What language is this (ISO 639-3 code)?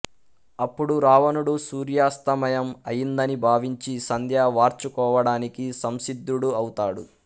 tel